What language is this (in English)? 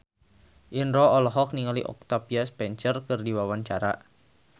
Sundanese